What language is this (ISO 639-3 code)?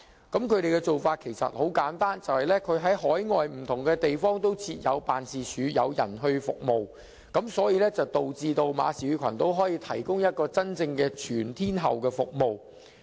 yue